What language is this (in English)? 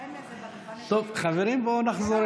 Hebrew